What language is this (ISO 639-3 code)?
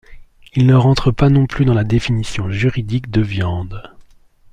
fra